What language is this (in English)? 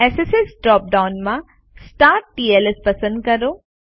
Gujarati